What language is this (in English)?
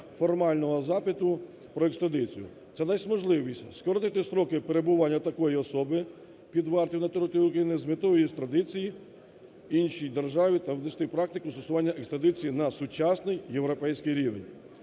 Ukrainian